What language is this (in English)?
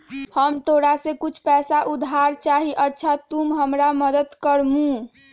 Magahi